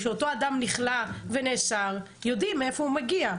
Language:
Hebrew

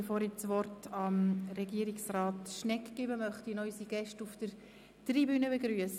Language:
Swiss German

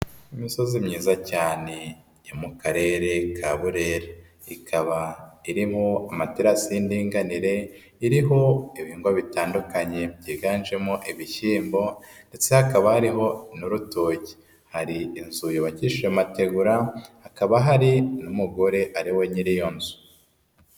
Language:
Kinyarwanda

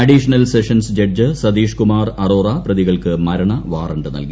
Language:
Malayalam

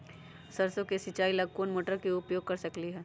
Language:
Magahi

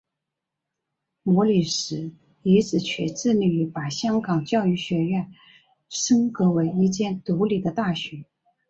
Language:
Chinese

